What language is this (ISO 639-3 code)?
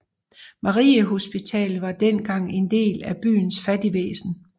dan